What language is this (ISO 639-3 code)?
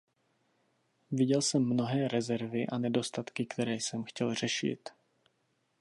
ces